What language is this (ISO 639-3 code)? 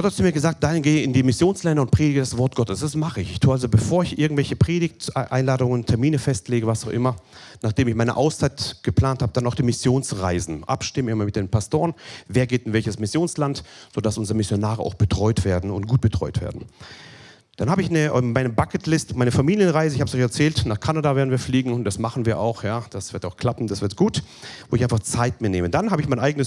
deu